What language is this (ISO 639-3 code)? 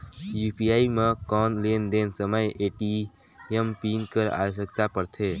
hne